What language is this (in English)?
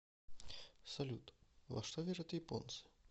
Russian